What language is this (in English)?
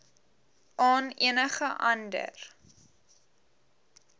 Afrikaans